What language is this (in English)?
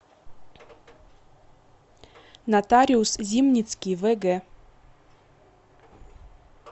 Russian